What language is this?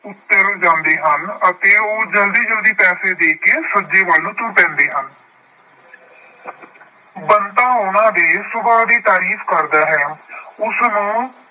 Punjabi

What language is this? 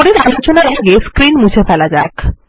Bangla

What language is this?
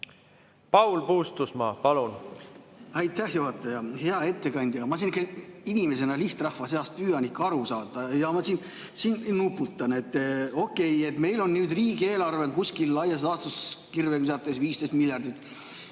Estonian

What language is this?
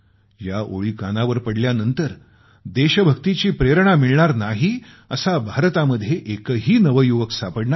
Marathi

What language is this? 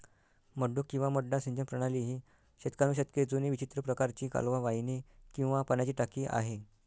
Marathi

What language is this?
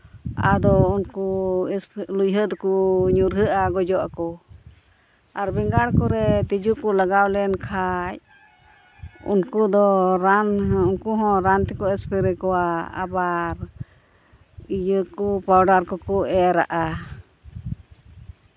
Santali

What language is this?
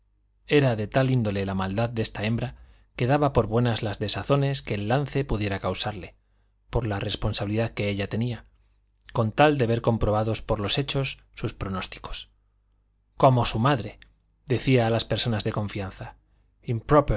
Spanish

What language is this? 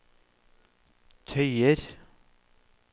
Norwegian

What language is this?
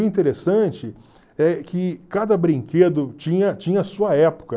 Portuguese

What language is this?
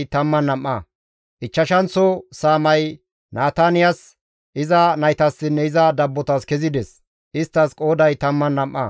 Gamo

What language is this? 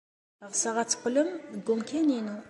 Kabyle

